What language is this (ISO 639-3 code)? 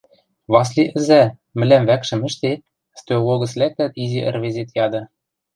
mrj